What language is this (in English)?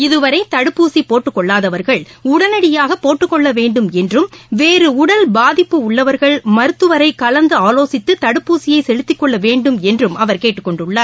Tamil